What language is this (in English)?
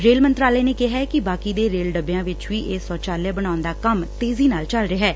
Punjabi